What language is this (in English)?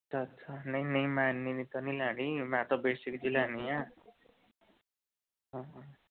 Punjabi